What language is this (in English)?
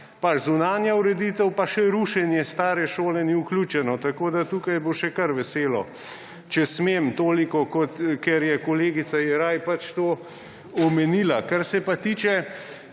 Slovenian